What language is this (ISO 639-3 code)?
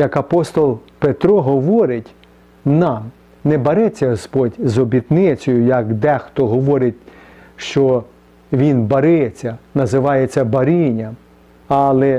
ukr